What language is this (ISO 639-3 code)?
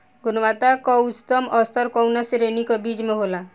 bho